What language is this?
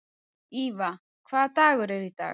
Icelandic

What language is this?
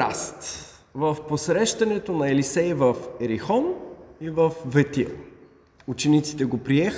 Bulgarian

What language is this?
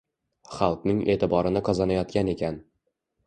Uzbek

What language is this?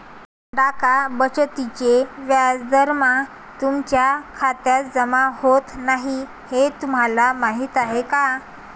Marathi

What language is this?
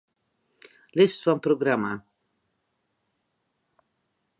Western Frisian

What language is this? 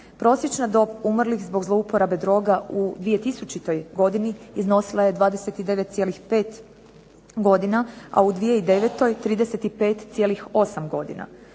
Croatian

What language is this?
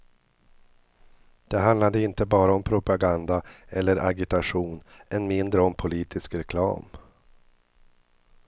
Swedish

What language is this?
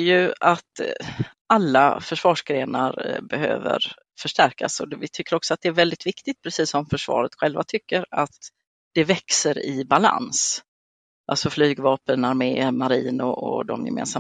Swedish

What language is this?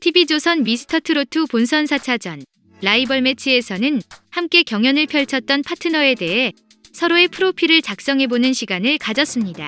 Korean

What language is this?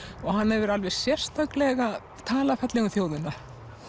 Icelandic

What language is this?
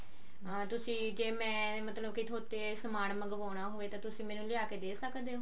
Punjabi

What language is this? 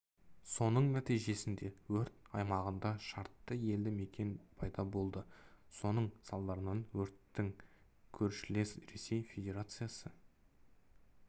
Kazakh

